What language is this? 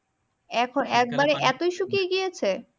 Bangla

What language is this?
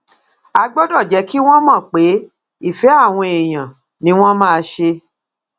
Yoruba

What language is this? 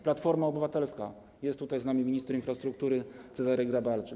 Polish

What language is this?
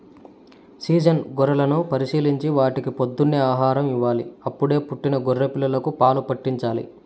Telugu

